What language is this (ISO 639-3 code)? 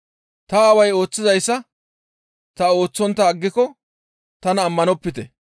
gmv